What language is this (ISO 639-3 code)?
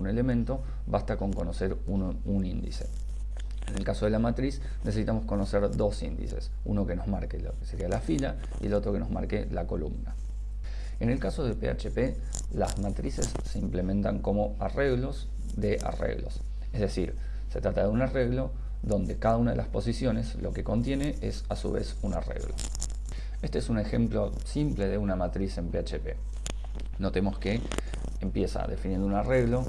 spa